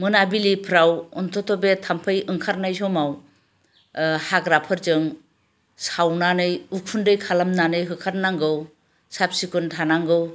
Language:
Bodo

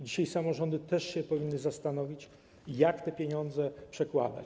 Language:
Polish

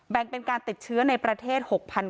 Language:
Thai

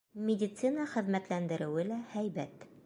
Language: Bashkir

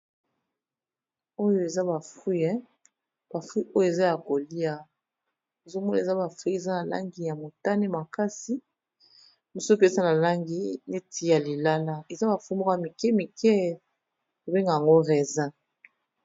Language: Lingala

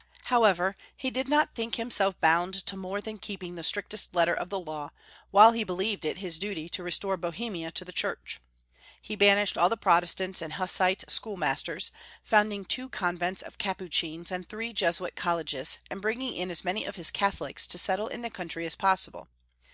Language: English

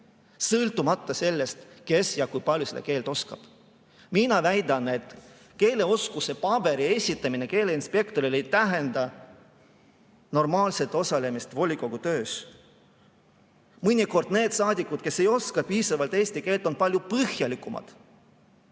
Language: Estonian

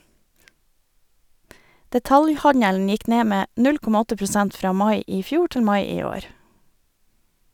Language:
Norwegian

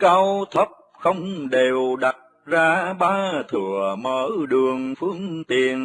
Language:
Vietnamese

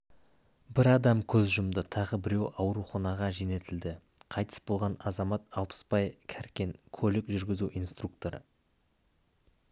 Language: Kazakh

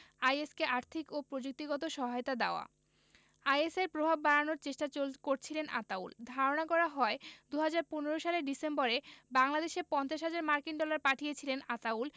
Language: Bangla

